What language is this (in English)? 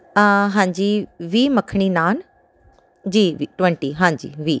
Punjabi